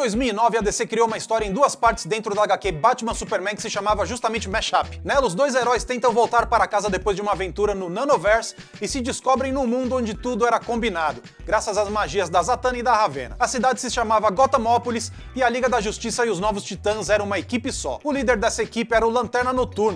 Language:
Portuguese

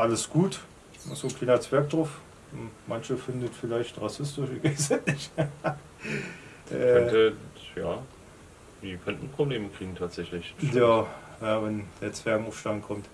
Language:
German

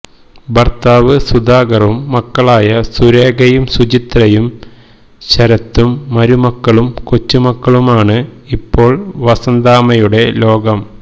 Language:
Malayalam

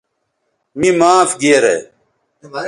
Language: Bateri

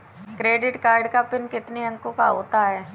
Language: Hindi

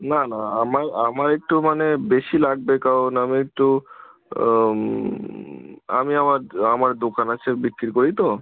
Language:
Bangla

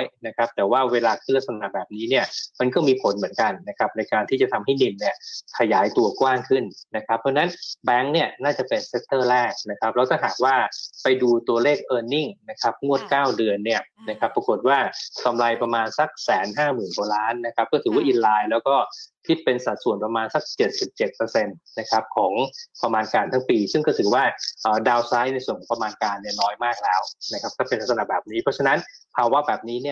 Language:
Thai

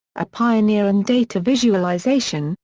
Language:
English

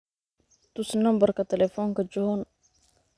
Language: Somali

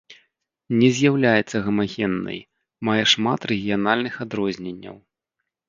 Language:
Belarusian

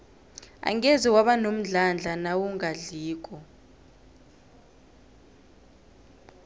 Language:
South Ndebele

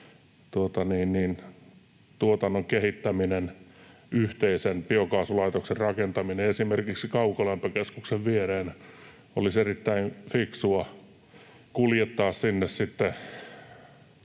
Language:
Finnish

